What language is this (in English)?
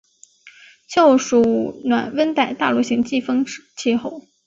Chinese